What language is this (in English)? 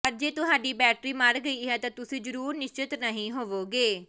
Punjabi